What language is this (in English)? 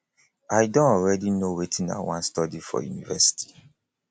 Nigerian Pidgin